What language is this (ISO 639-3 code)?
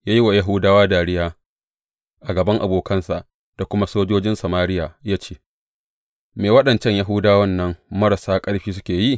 hau